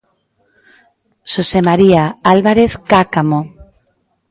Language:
Galician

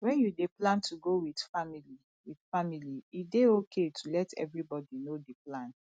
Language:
Nigerian Pidgin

